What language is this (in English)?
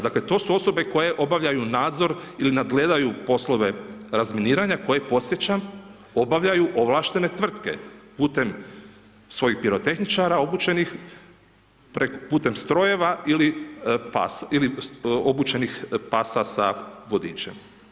Croatian